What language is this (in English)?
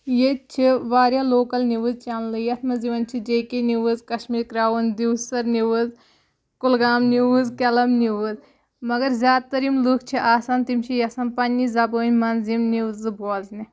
Kashmiri